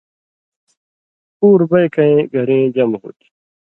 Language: Indus Kohistani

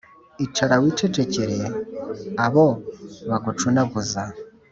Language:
Kinyarwanda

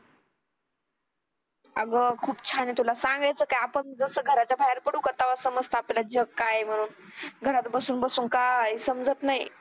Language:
Marathi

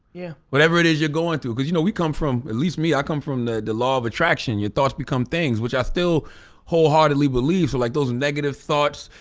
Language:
English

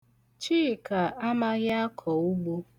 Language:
Igbo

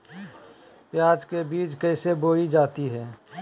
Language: Magahi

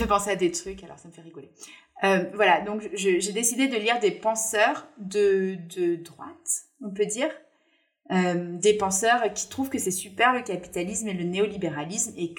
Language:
French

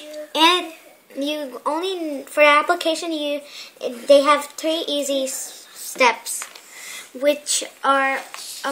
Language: English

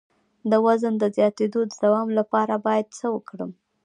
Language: Pashto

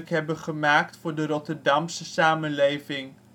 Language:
Dutch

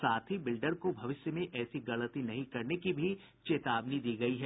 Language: Hindi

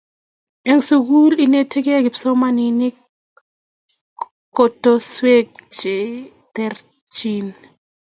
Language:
Kalenjin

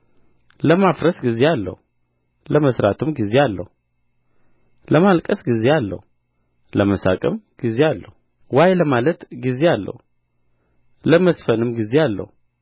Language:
Amharic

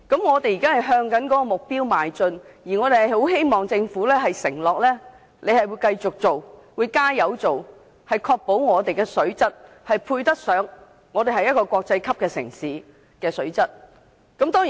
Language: Cantonese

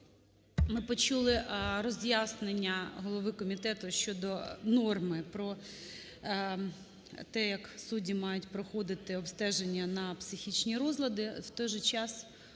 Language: Ukrainian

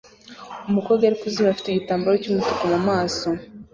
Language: Kinyarwanda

